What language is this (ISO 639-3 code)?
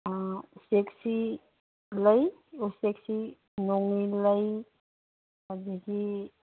mni